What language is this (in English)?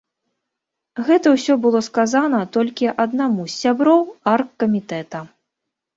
Belarusian